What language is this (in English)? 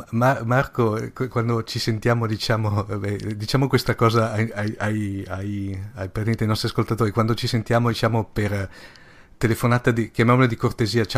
Italian